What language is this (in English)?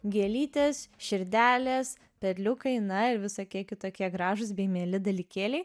Lithuanian